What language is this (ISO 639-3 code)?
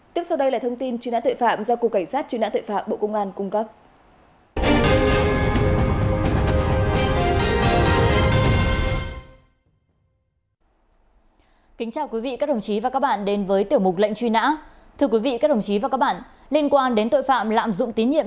vie